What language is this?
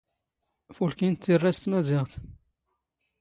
Standard Moroccan Tamazight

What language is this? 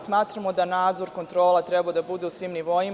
Serbian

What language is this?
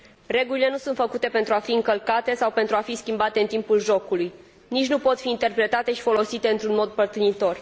Romanian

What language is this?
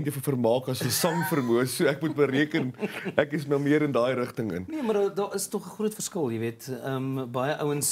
Dutch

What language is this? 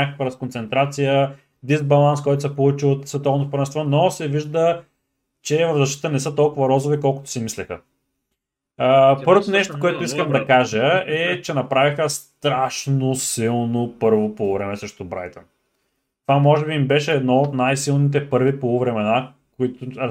Bulgarian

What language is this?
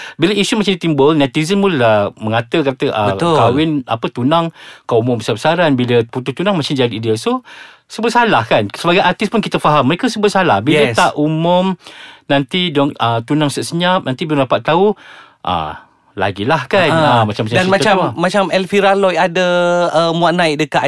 Malay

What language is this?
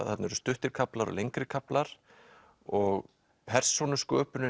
Icelandic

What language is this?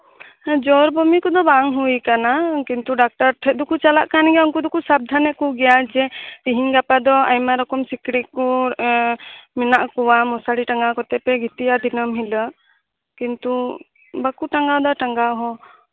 Santali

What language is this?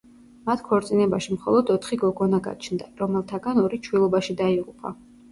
Georgian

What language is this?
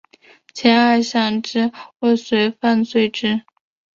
Chinese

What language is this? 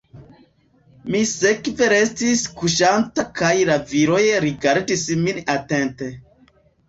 Esperanto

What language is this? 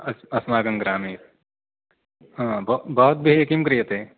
Sanskrit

